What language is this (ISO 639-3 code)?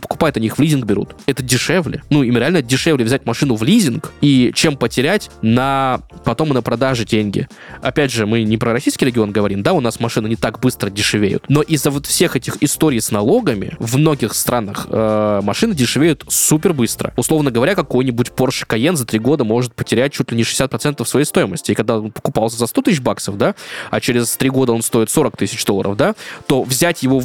rus